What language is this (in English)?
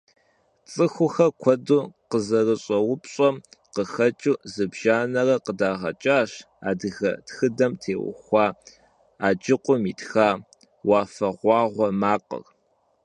Kabardian